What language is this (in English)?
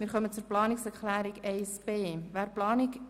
Swiss German